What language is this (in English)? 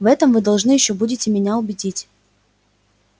Russian